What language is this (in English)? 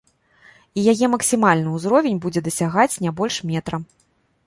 Belarusian